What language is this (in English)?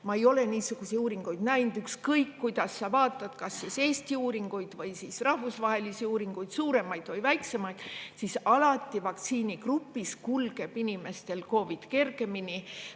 Estonian